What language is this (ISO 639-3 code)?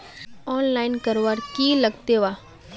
mag